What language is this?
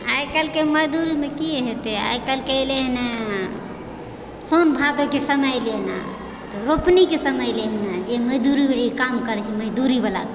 Maithili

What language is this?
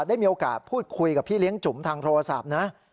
Thai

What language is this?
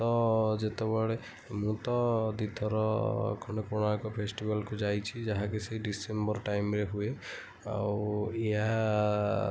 Odia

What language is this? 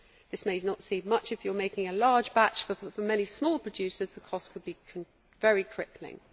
English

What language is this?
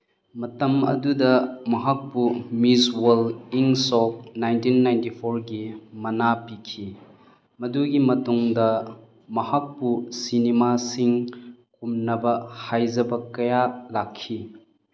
Manipuri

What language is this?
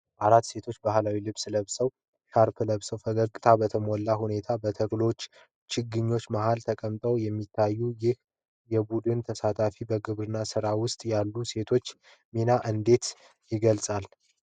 Amharic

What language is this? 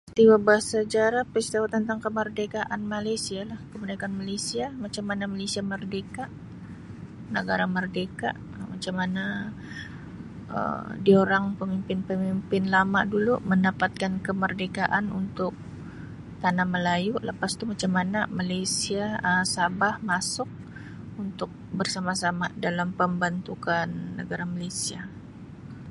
Sabah Malay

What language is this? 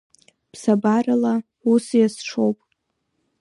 Abkhazian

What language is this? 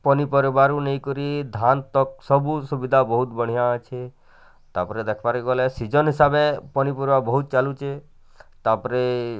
Odia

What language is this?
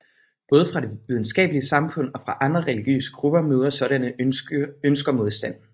Danish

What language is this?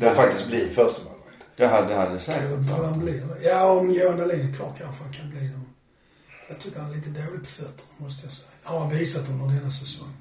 Swedish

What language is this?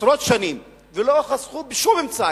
Hebrew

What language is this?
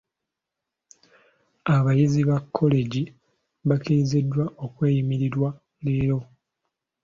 Ganda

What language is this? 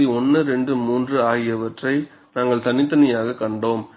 Tamil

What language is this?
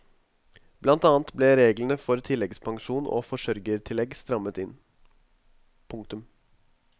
Norwegian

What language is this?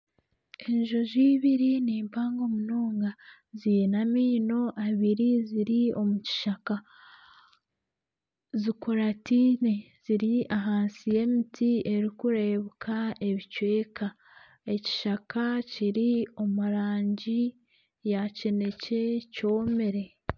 Nyankole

